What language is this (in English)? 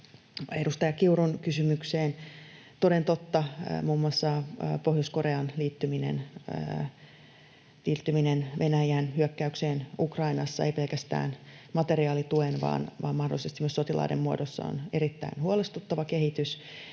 Finnish